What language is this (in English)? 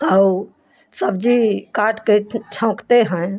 Hindi